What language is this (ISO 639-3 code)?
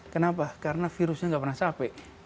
ind